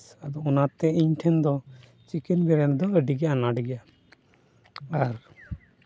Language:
Santali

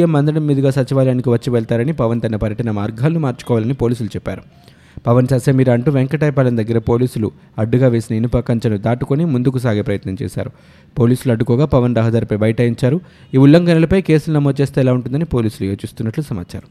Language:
Telugu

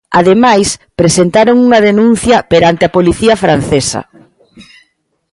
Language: Galician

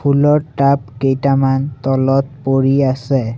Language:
Assamese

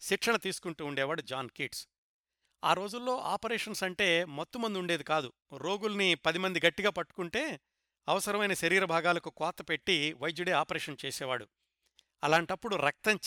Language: Telugu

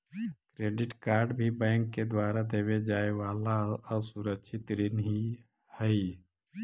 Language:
Magahi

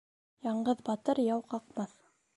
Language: Bashkir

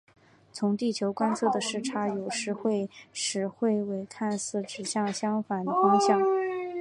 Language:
Chinese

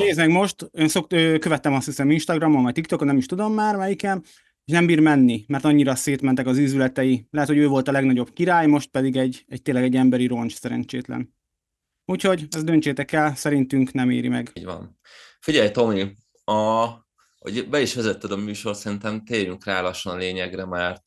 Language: Hungarian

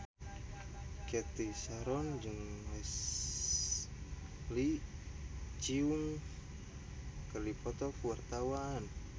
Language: Sundanese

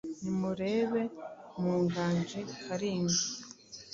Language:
Kinyarwanda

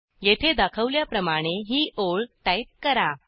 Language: Marathi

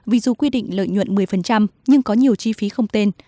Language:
Vietnamese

